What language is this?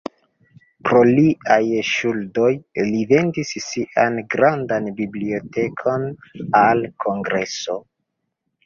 Esperanto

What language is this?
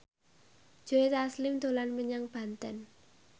Javanese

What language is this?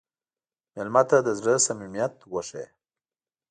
Pashto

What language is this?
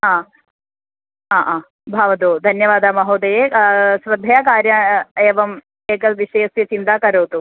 Sanskrit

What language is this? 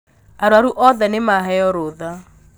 Kikuyu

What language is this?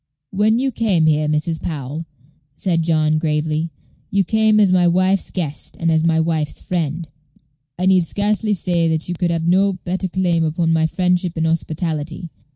English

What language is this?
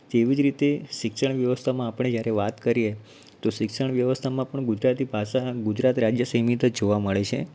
Gujarati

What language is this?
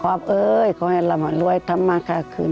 Thai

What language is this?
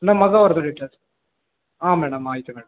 Kannada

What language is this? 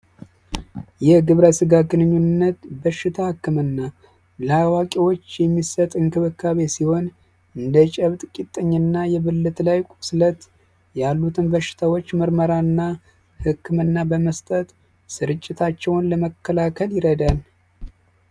Amharic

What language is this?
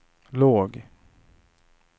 Swedish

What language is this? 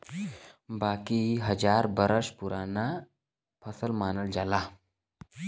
Bhojpuri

